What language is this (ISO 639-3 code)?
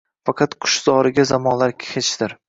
uzb